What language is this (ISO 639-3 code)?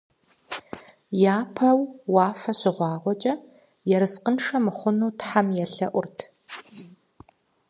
kbd